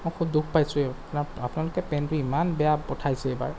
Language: Assamese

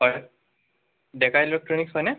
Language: Assamese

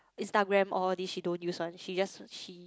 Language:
English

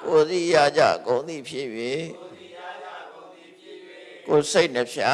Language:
Vietnamese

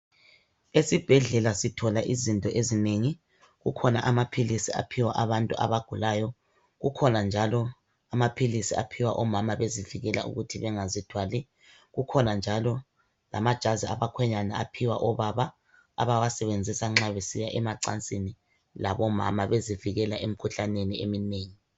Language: North Ndebele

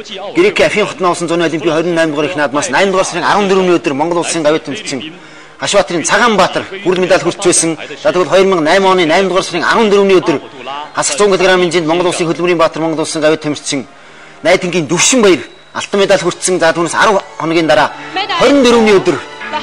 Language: Romanian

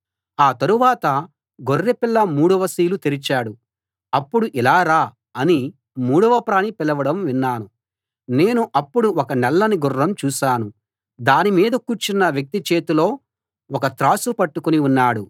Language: Telugu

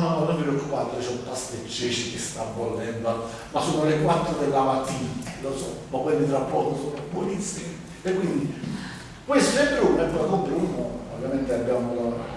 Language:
Italian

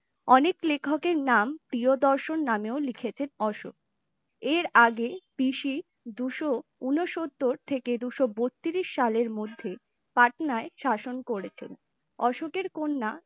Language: Bangla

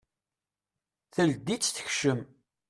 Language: Kabyle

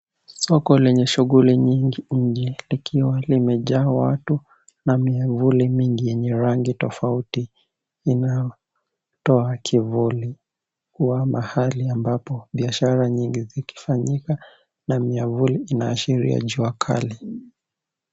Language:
Swahili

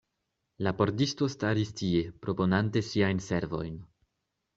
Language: Esperanto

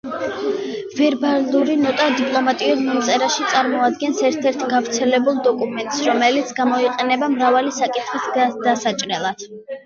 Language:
Georgian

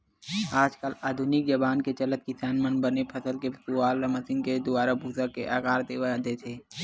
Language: Chhattisgarhi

